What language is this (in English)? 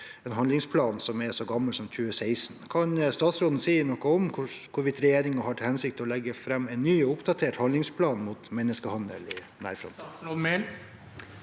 Norwegian